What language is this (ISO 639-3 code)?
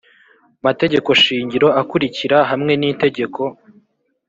kin